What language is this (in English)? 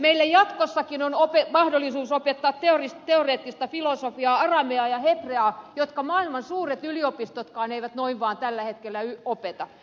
Finnish